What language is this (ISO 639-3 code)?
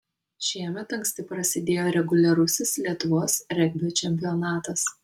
lit